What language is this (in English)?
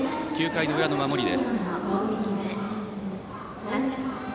Japanese